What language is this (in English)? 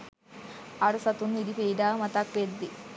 Sinhala